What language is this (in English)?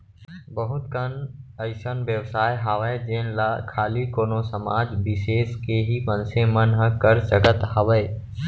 Chhattisgarhi